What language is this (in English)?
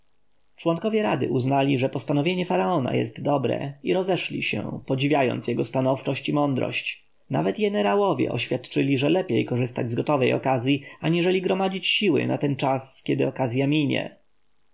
Polish